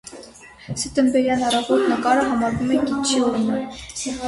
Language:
Armenian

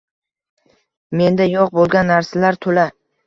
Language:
Uzbek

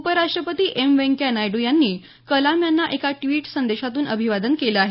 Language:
Marathi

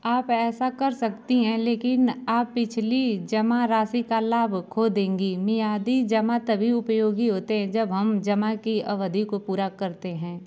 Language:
Hindi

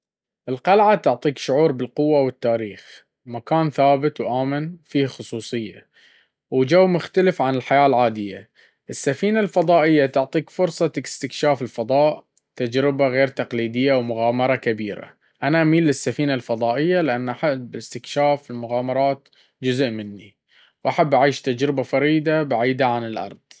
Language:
Baharna Arabic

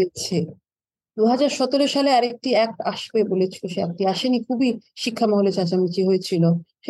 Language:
Bangla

